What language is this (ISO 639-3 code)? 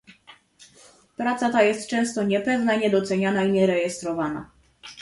pol